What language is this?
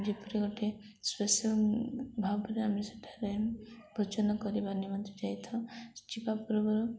Odia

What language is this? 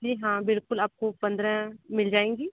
Hindi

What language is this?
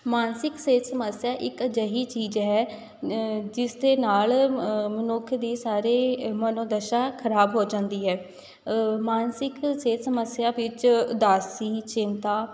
Punjabi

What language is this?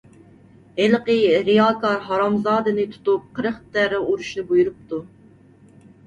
Uyghur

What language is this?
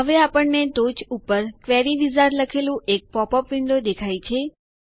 Gujarati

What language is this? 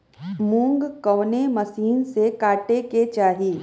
Bhojpuri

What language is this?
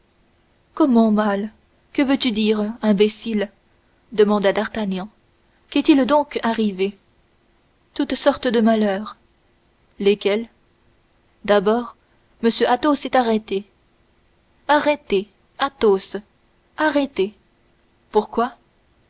French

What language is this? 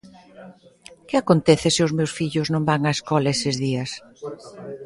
Galician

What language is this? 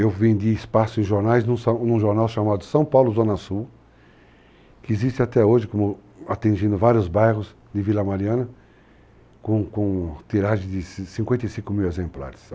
Portuguese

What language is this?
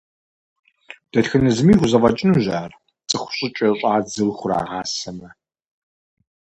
Kabardian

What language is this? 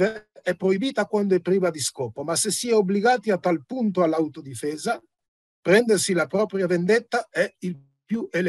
Italian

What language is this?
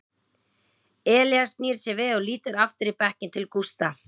Icelandic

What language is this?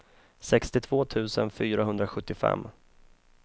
Swedish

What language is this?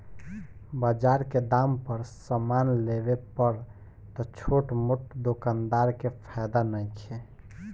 Bhojpuri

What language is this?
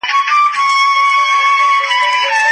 Pashto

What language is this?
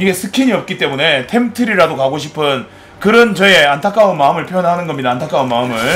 Korean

